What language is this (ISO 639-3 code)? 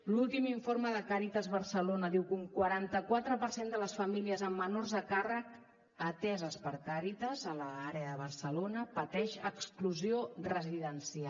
cat